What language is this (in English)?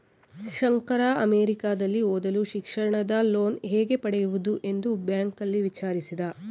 Kannada